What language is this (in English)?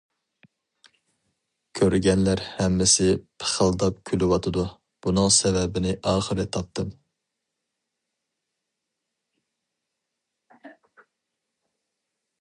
Uyghur